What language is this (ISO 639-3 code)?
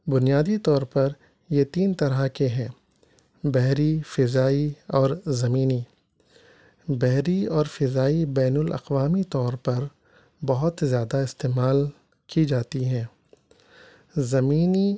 urd